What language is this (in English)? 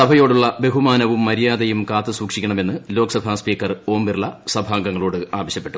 Malayalam